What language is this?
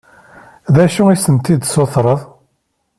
Kabyle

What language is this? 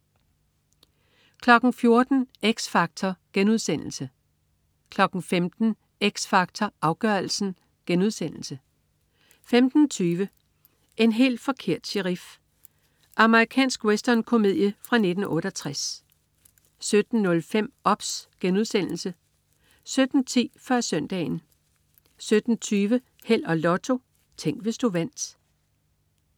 Danish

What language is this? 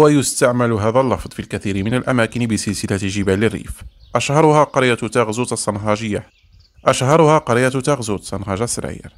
Arabic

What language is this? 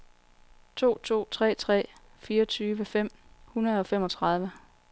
Danish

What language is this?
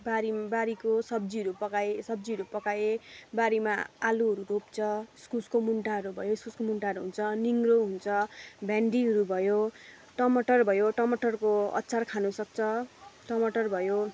Nepali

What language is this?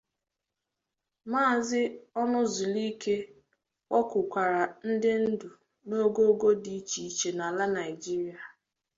Igbo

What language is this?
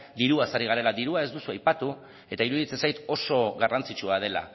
Basque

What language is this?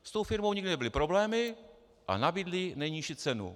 Czech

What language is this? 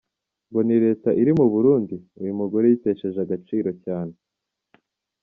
Kinyarwanda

